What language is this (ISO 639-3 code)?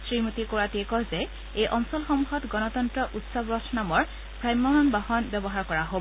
asm